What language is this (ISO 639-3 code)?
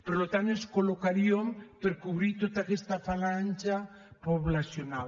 cat